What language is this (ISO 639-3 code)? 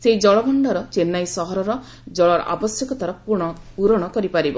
ori